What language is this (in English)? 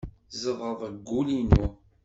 Kabyle